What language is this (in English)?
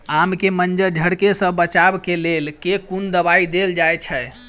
Maithili